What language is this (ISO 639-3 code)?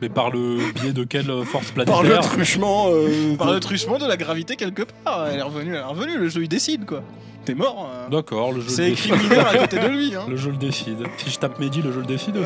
fra